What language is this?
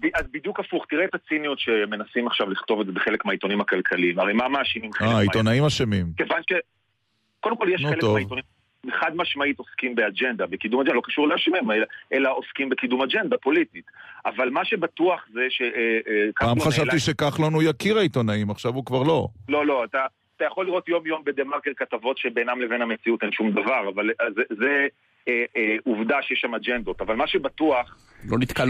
Hebrew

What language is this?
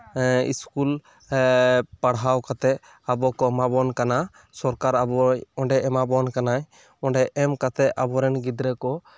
Santali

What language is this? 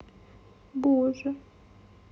Russian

